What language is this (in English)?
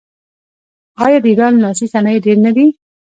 Pashto